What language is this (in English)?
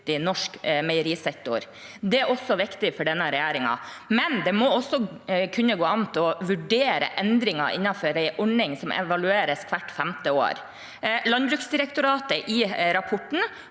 Norwegian